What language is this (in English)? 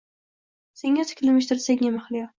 Uzbek